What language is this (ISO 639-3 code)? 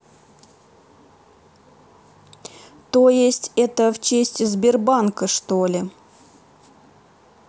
rus